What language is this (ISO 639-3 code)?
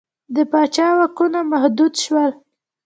pus